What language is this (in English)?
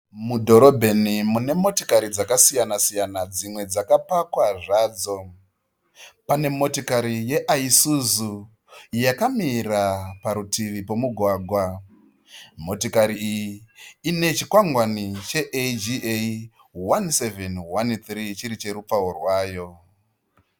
Shona